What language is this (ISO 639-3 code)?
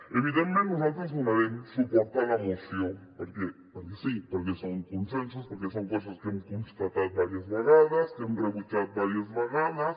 cat